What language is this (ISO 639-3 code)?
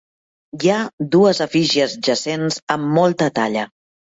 cat